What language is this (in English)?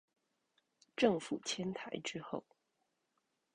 Chinese